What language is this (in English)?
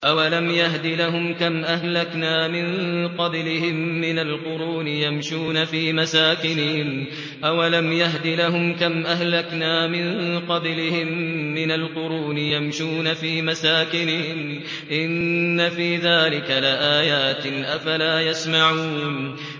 Arabic